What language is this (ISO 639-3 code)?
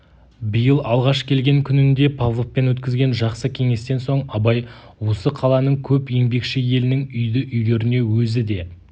kaz